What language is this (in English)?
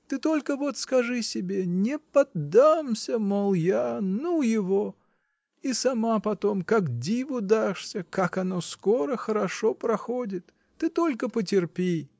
Russian